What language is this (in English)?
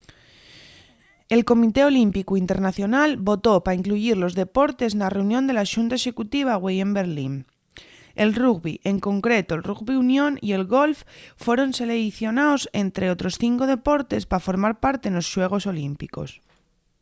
Asturian